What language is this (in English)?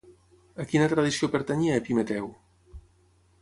Catalan